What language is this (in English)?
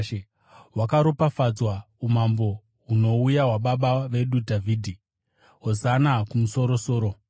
Shona